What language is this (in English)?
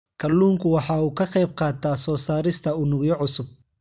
Somali